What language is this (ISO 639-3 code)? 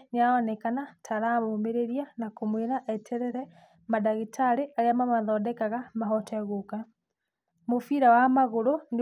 kik